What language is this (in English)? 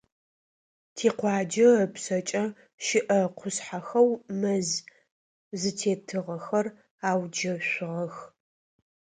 Adyghe